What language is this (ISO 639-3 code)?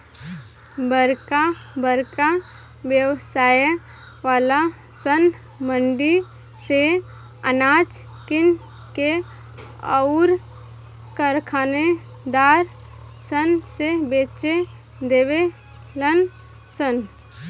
bho